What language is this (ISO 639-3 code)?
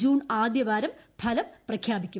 mal